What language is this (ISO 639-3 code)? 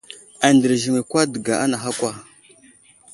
udl